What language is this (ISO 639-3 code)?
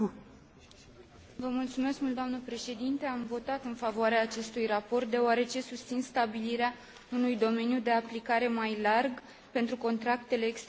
ron